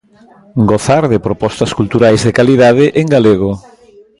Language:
Galician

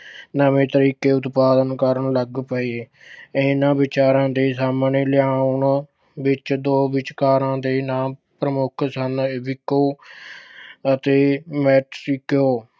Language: Punjabi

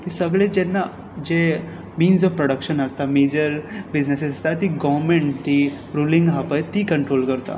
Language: Konkani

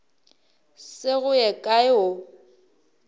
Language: Northern Sotho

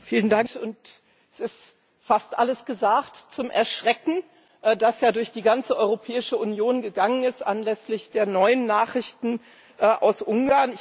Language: German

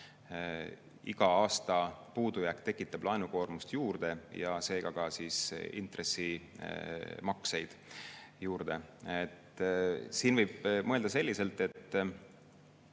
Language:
Estonian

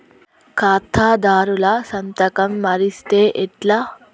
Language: Telugu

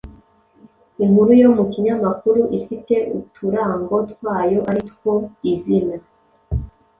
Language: Kinyarwanda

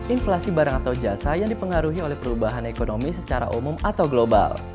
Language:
Indonesian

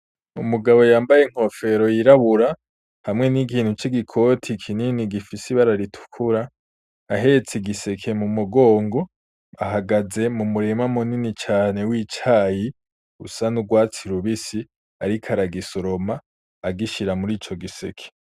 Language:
Rundi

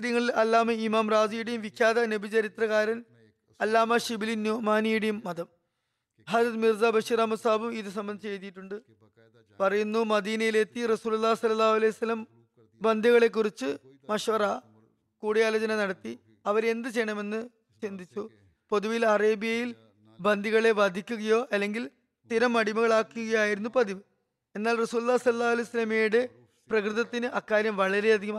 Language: Malayalam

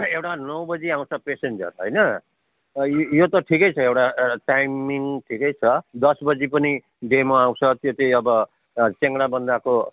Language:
Nepali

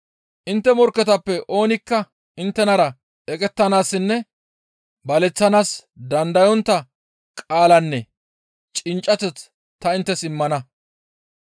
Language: Gamo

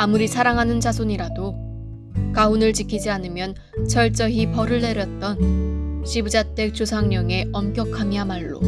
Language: Korean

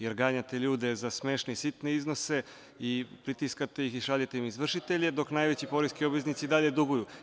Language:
Serbian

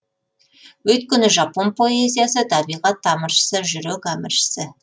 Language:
Kazakh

